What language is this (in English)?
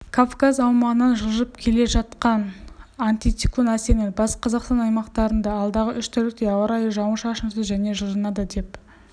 Kazakh